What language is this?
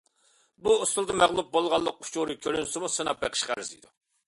Uyghur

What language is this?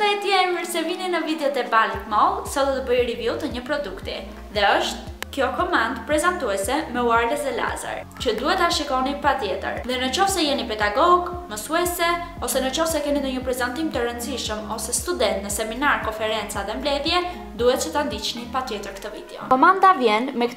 Romanian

